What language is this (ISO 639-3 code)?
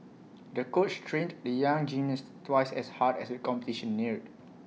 eng